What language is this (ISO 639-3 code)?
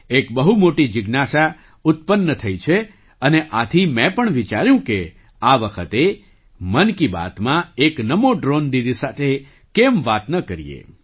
guj